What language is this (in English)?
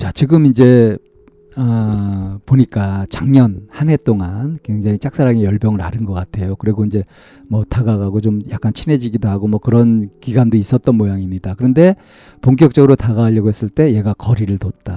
Korean